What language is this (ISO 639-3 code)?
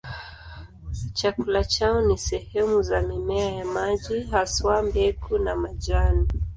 swa